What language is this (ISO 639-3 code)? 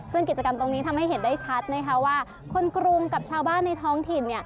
tha